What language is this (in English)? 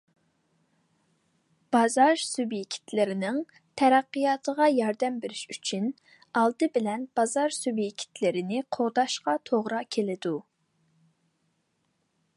Uyghur